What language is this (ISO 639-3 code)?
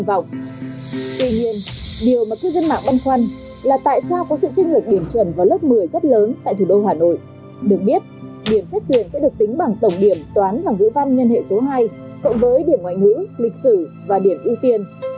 vie